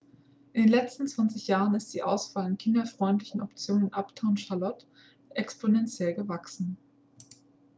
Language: German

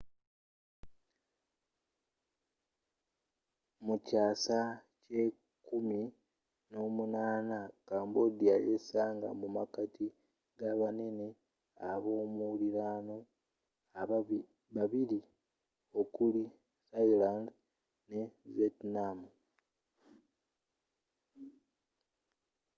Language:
Ganda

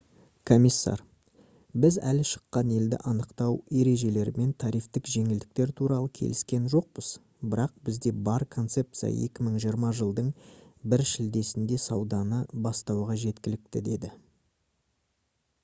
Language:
Kazakh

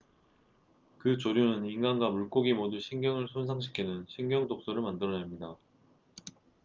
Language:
Korean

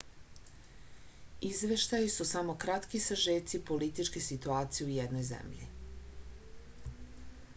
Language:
Serbian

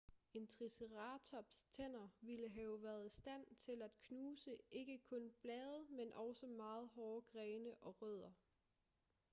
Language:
Danish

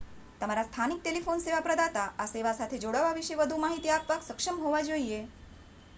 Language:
Gujarati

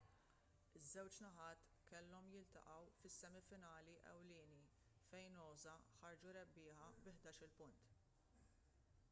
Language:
Maltese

